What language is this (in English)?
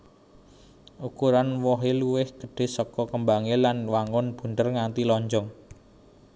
Javanese